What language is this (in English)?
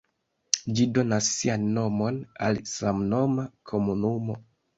Esperanto